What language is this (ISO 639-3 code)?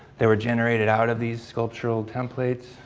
eng